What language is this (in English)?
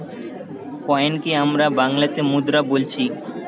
Bangla